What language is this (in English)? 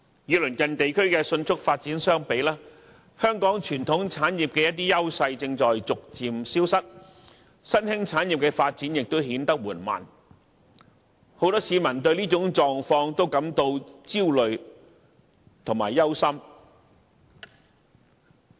Cantonese